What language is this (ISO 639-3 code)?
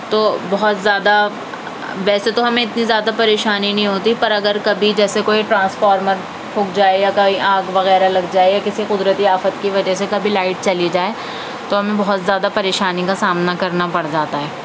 urd